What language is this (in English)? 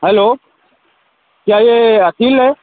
Urdu